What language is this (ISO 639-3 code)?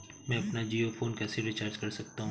hin